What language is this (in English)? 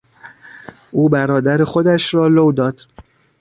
Persian